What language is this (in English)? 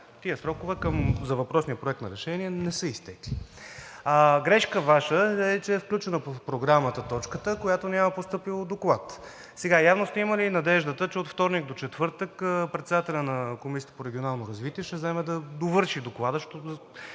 Bulgarian